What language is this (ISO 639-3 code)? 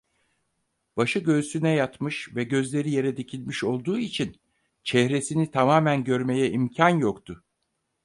tur